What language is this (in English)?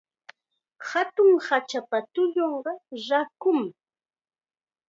Chiquián Ancash Quechua